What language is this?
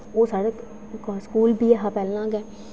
Dogri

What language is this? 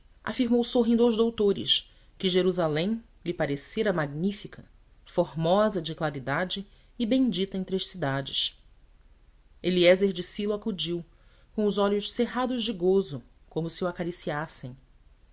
Portuguese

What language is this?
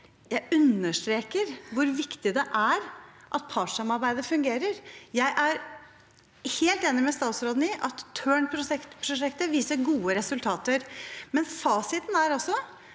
Norwegian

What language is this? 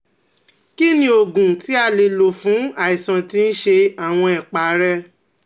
Yoruba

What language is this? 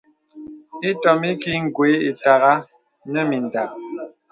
Bebele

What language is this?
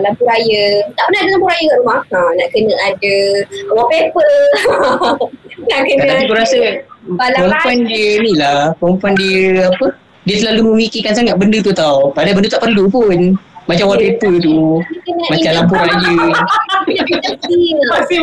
Malay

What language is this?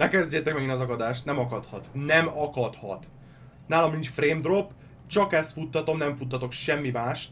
Hungarian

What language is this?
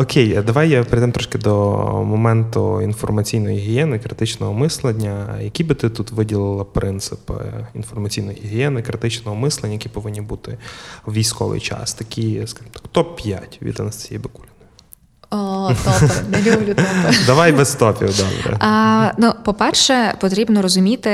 Ukrainian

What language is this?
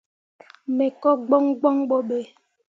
Mundang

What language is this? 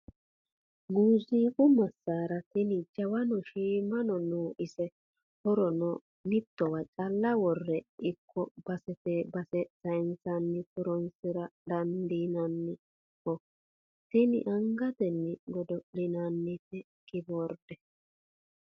Sidamo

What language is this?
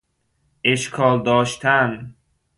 Persian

